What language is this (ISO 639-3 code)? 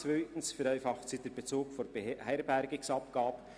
gsw